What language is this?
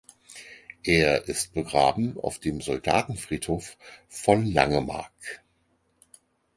German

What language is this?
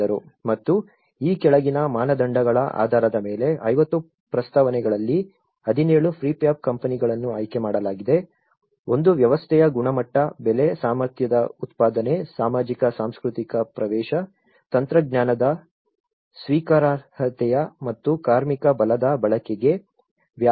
Kannada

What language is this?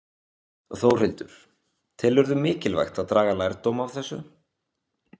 Icelandic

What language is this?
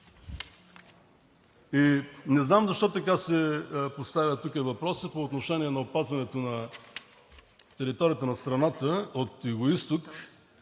Bulgarian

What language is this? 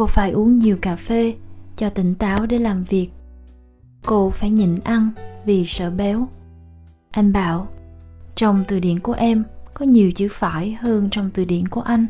Vietnamese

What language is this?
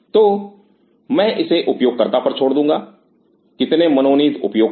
Hindi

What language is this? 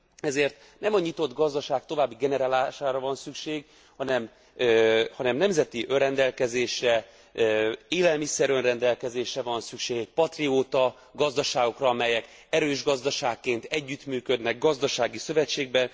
Hungarian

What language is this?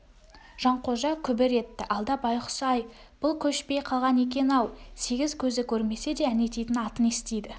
Kazakh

